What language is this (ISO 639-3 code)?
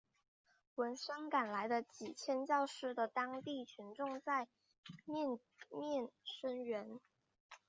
zho